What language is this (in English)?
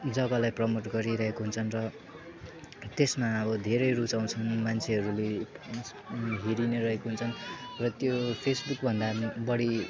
Nepali